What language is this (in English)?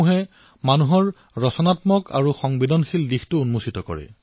Assamese